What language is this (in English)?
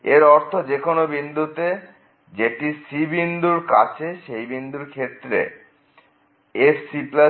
Bangla